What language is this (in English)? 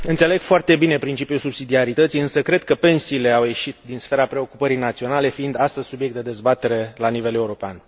Romanian